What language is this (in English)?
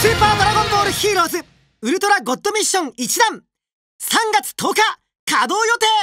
Japanese